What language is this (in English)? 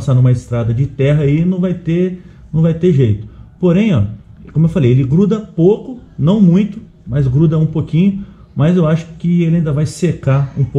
Portuguese